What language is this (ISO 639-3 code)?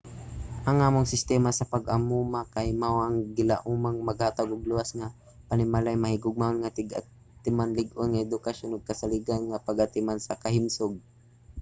ceb